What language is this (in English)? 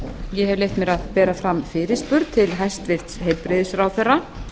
Icelandic